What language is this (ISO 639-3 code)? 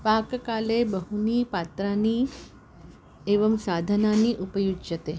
san